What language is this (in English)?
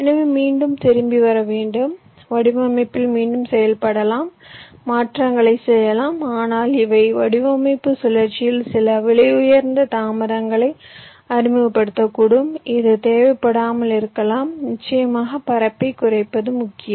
Tamil